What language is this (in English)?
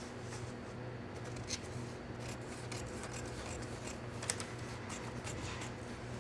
Korean